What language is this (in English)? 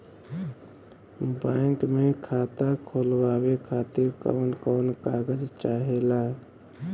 Bhojpuri